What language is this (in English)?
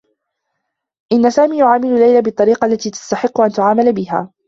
Arabic